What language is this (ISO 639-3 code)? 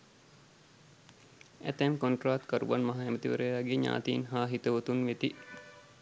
sin